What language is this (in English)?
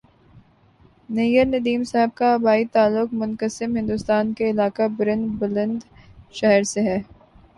Urdu